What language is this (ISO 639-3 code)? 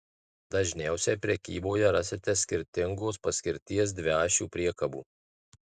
lit